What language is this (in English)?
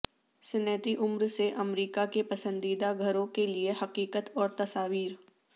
Urdu